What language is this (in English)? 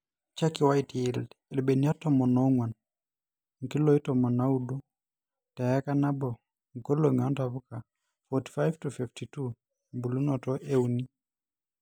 Masai